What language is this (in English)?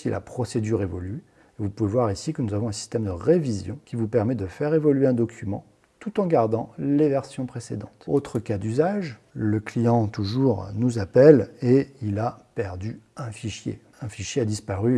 French